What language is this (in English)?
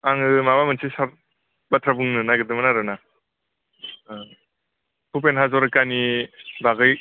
Bodo